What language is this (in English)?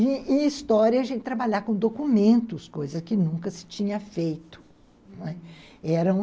Portuguese